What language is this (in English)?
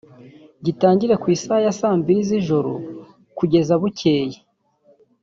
Kinyarwanda